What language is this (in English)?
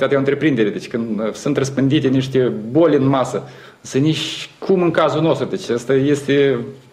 Romanian